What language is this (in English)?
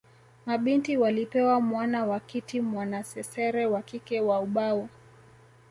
Swahili